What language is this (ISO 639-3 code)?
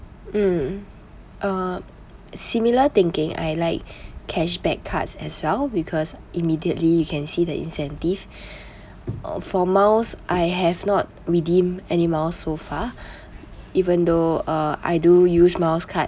eng